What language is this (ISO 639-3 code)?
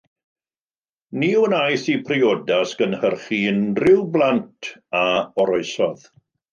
cym